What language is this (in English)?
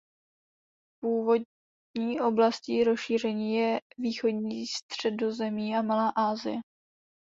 Czech